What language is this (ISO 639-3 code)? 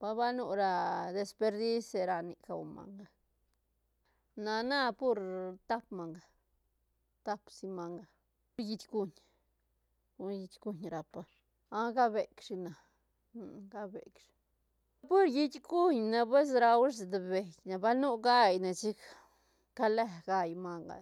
ztn